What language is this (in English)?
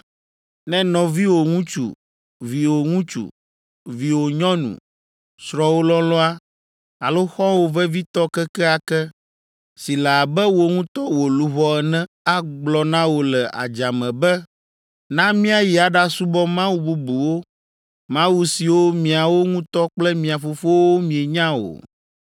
Ewe